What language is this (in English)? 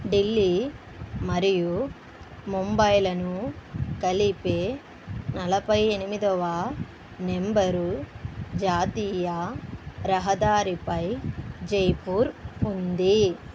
Telugu